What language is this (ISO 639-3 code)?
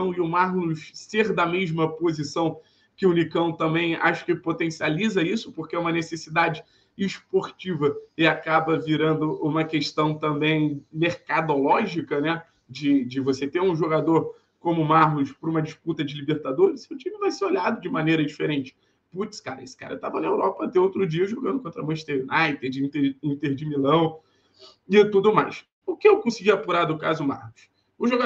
por